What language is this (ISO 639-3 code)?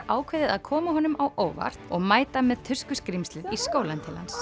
isl